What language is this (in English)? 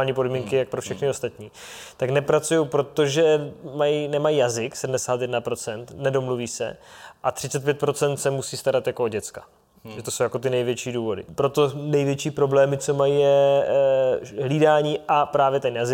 Czech